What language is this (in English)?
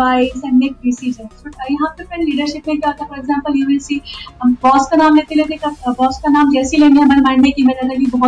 Hindi